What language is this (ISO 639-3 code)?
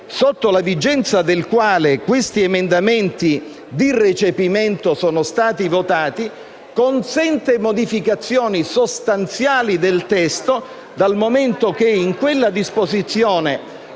ita